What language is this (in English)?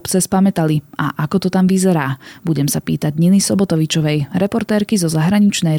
Slovak